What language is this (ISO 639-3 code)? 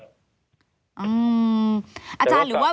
tha